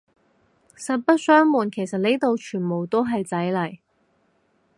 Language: Cantonese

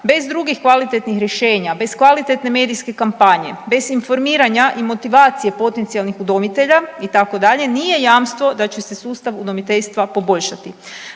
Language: Croatian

